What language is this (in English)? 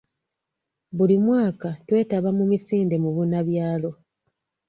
Ganda